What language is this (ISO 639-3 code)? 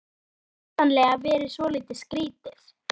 isl